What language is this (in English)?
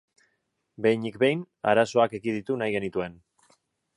Basque